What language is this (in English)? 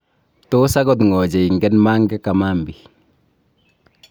Kalenjin